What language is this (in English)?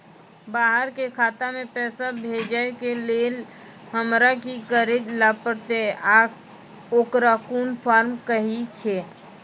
Maithili